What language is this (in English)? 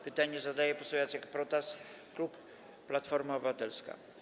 Polish